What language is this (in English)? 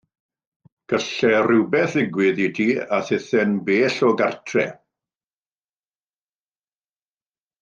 Welsh